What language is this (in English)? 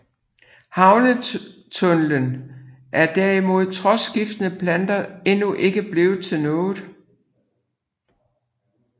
Danish